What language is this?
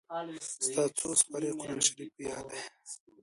Pashto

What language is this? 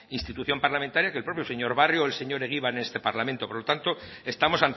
Spanish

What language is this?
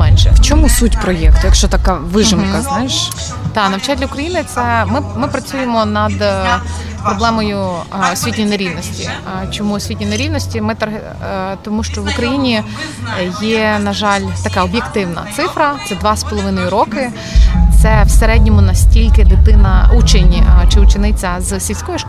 Ukrainian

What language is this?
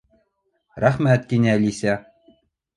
Bashkir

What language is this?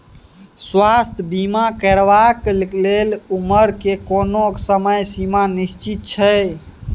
Maithili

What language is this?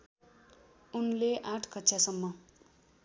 Nepali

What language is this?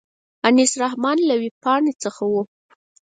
Pashto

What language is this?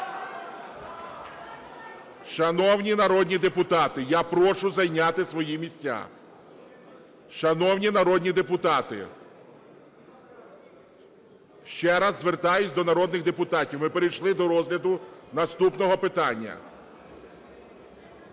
Ukrainian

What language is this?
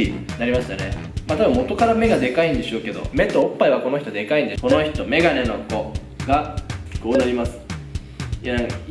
Japanese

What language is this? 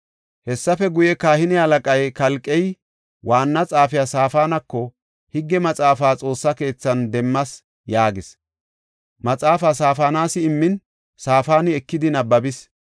Gofa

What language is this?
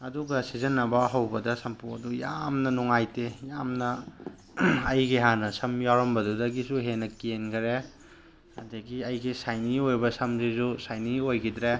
Manipuri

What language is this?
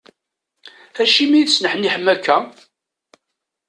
Kabyle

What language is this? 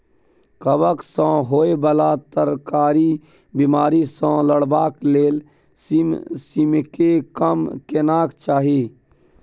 Maithili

